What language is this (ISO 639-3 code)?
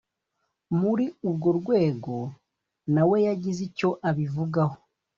kin